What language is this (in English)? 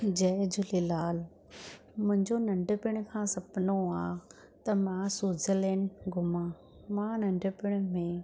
Sindhi